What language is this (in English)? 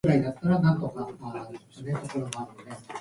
Japanese